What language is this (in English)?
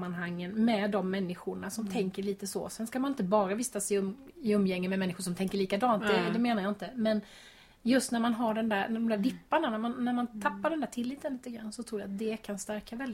Swedish